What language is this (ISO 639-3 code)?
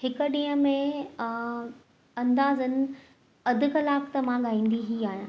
snd